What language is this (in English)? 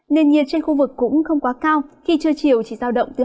Vietnamese